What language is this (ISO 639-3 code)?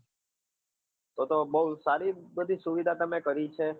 guj